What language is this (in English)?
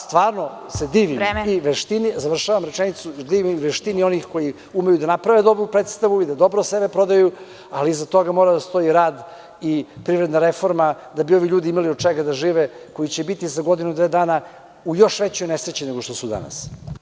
Serbian